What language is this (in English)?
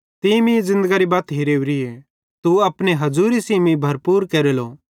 Bhadrawahi